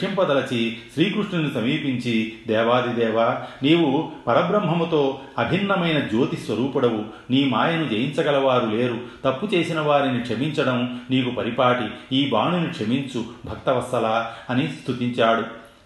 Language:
Telugu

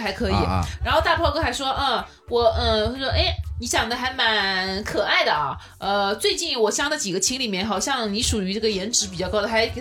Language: Chinese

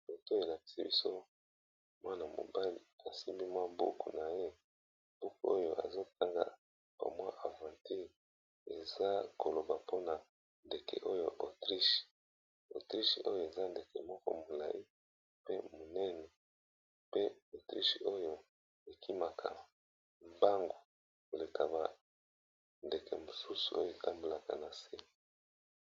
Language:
Lingala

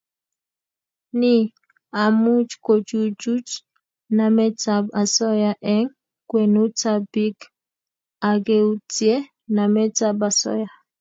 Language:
Kalenjin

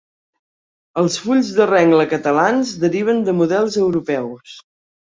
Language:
Catalan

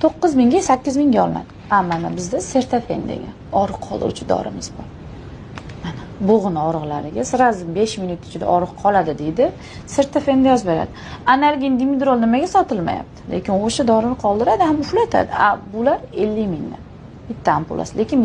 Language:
Turkish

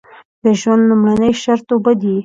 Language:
Pashto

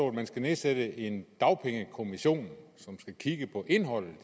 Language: Danish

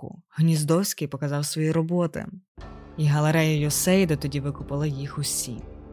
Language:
Ukrainian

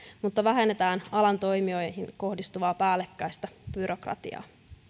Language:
Finnish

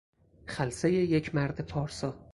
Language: Persian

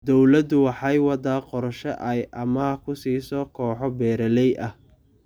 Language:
Somali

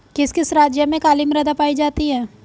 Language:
Hindi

